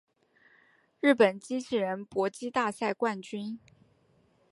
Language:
Chinese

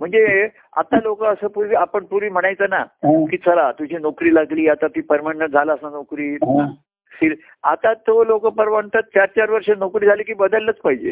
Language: Marathi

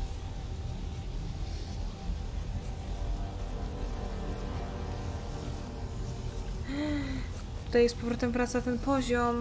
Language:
Polish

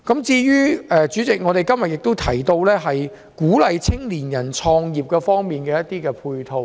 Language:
Cantonese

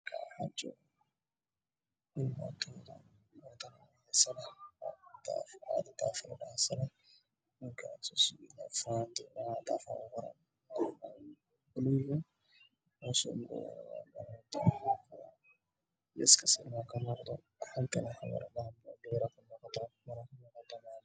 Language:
Somali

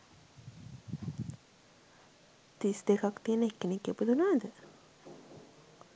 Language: Sinhala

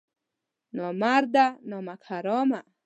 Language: Pashto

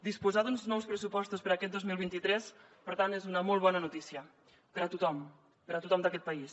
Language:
Catalan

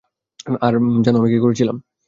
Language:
Bangla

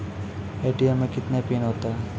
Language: Maithili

